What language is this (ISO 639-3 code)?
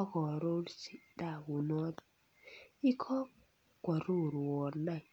kln